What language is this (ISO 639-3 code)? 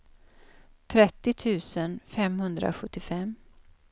swe